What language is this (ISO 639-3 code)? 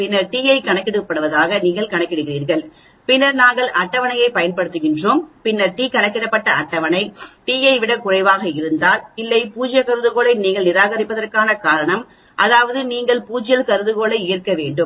tam